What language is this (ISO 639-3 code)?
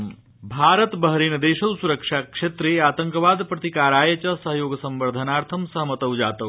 san